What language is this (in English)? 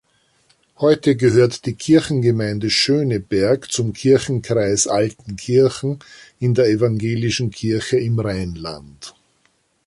German